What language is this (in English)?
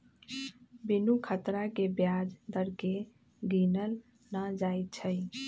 Magahi